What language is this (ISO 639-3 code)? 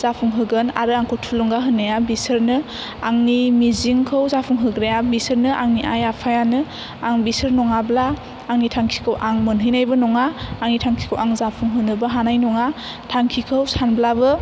brx